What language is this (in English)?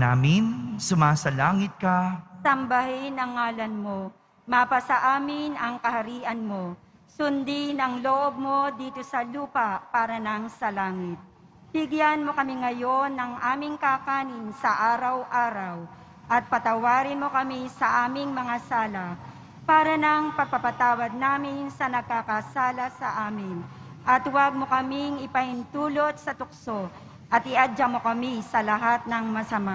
Filipino